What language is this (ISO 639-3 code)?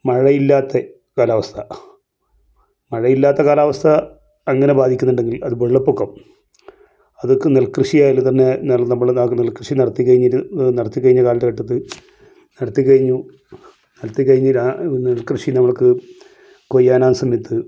mal